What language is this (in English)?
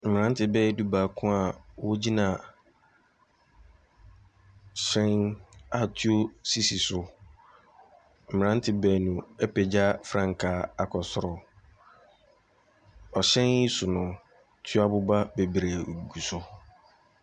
Akan